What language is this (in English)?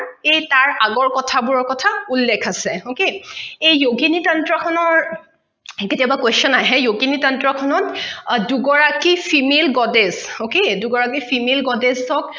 Assamese